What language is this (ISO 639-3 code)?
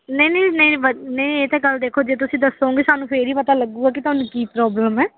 pan